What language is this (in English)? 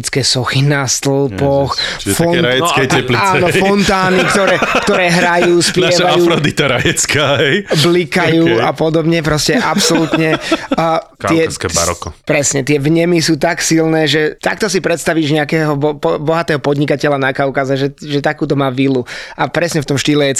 Slovak